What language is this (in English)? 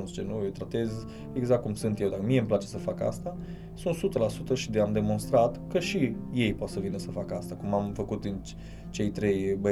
Romanian